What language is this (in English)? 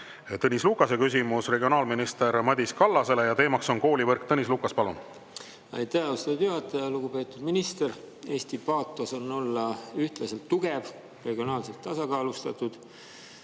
Estonian